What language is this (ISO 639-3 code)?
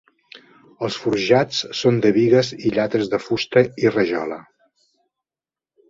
cat